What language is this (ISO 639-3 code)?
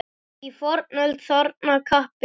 isl